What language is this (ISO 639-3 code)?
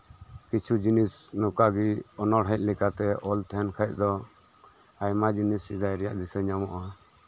sat